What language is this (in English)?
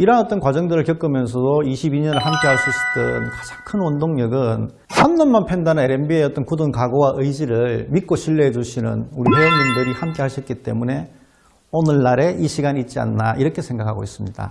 Korean